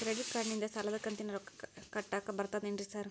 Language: Kannada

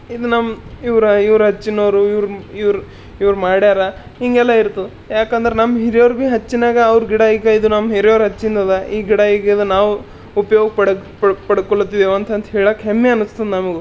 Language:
Kannada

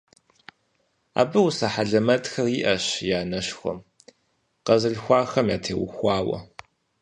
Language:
Kabardian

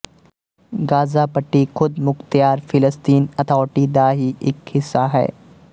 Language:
Punjabi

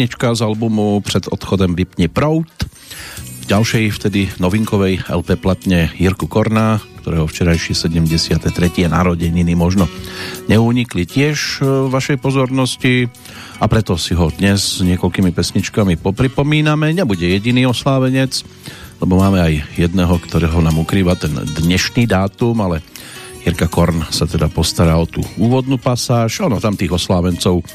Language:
Slovak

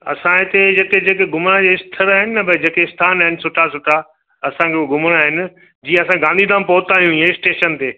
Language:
Sindhi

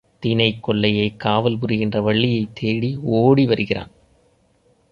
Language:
Tamil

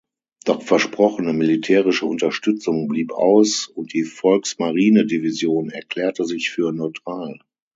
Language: German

